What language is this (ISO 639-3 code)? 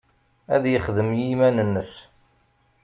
kab